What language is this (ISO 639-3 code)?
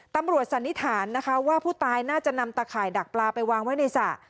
tha